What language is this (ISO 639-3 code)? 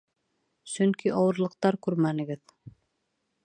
bak